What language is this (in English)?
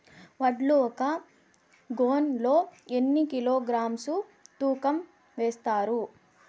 Telugu